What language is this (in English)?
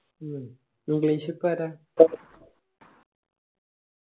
Malayalam